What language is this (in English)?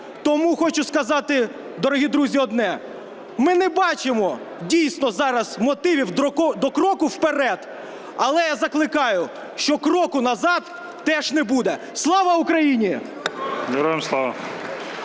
Ukrainian